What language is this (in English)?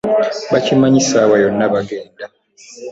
Ganda